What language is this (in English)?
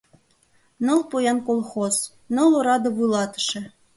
Mari